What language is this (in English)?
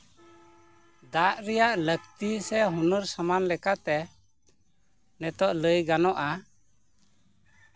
Santali